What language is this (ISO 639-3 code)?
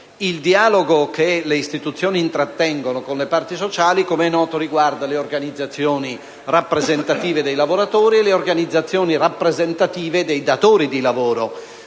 ita